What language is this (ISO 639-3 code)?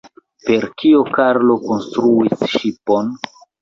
epo